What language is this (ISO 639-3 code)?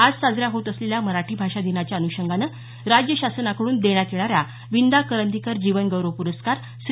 mar